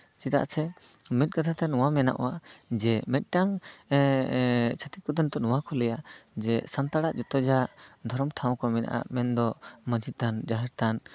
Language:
Santali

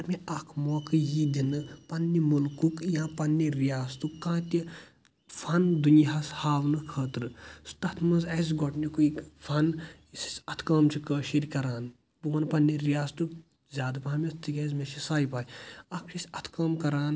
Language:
Kashmiri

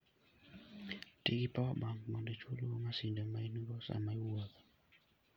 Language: Luo (Kenya and Tanzania)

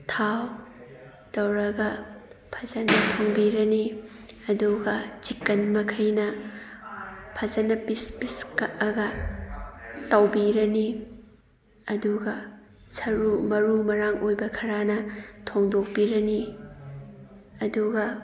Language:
Manipuri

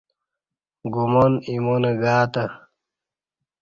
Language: Kati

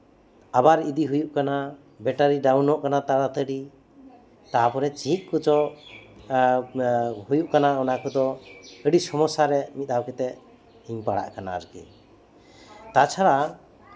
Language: Santali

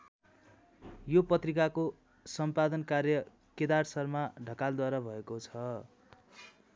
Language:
Nepali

